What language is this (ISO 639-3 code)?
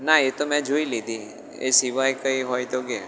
guj